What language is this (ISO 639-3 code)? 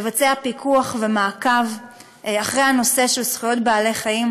heb